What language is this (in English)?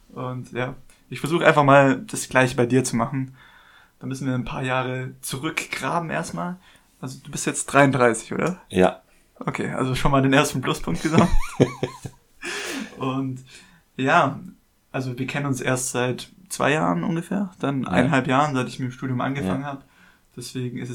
German